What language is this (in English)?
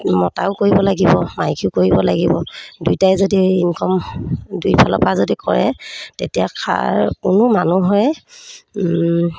Assamese